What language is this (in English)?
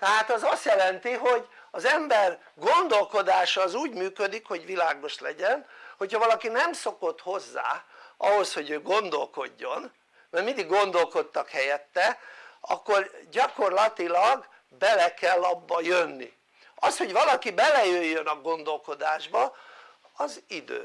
Hungarian